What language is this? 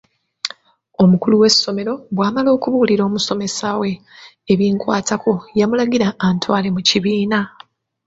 Ganda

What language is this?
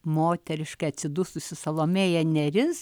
Lithuanian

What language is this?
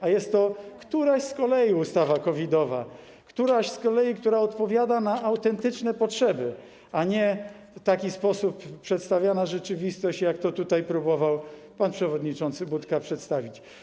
Polish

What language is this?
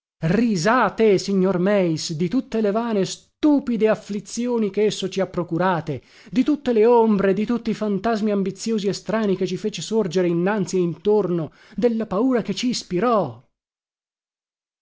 Italian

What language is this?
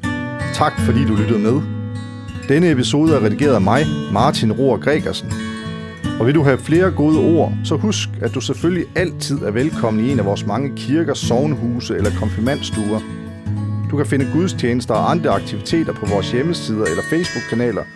Danish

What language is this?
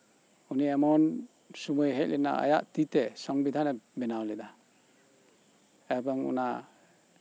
Santali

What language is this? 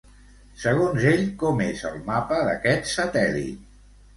Catalan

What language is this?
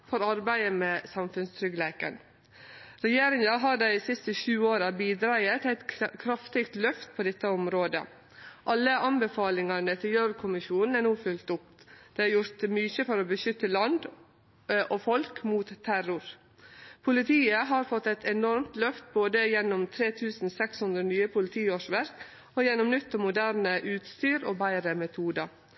Norwegian Nynorsk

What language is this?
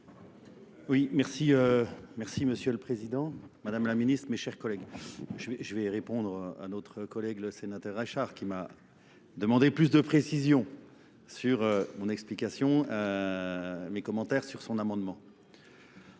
French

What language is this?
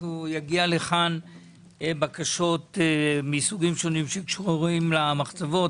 Hebrew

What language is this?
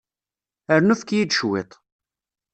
Kabyle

